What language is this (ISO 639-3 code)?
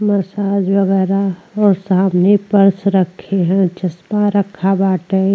bho